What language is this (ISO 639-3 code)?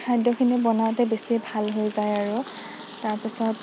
asm